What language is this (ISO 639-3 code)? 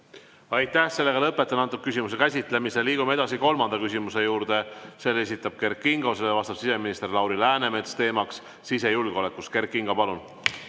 est